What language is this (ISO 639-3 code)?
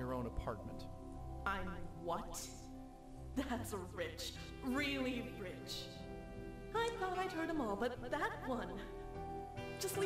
pol